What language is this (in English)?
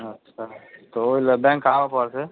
Maithili